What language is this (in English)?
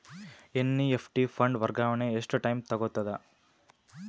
Kannada